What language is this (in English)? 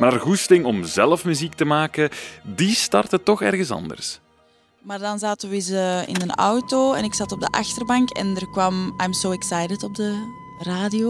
Dutch